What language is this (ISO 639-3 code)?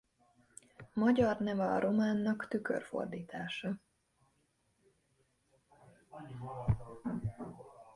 hun